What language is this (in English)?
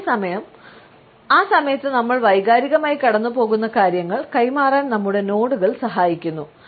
Malayalam